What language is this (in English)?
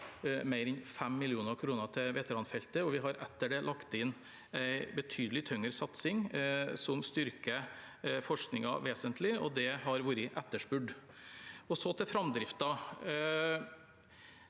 Norwegian